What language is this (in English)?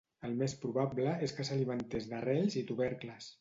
Catalan